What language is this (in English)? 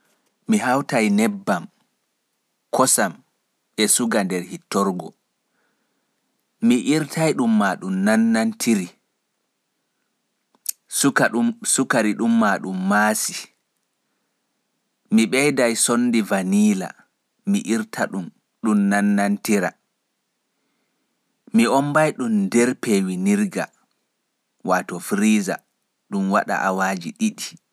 Fula